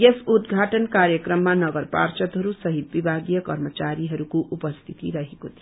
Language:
Nepali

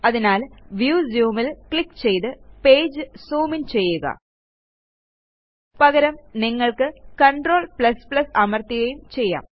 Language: Malayalam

